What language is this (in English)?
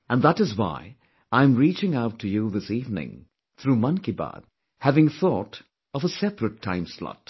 English